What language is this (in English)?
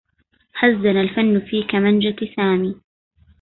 Arabic